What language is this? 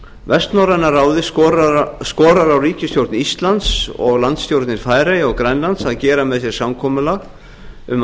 Icelandic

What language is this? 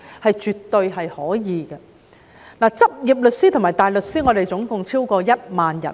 Cantonese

